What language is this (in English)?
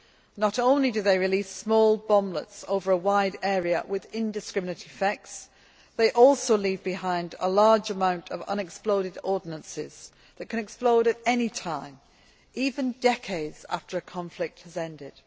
English